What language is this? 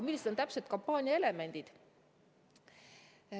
Estonian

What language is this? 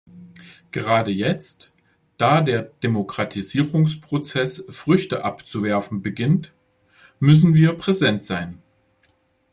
German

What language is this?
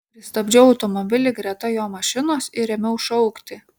Lithuanian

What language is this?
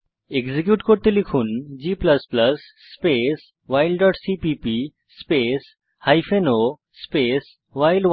Bangla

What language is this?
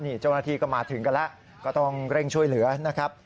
Thai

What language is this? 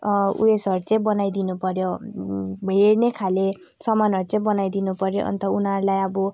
Nepali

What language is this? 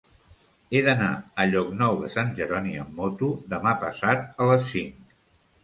Catalan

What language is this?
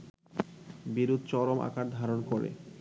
Bangla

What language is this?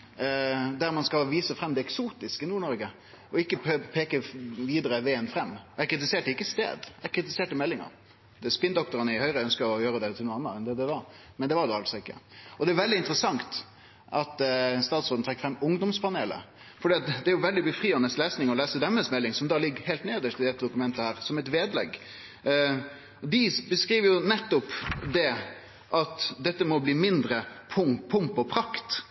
Norwegian Nynorsk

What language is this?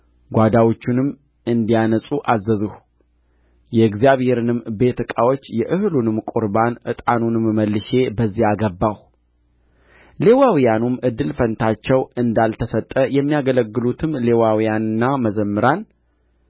Amharic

